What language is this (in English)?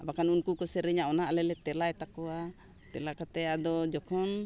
Santali